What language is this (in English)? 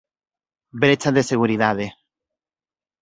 Galician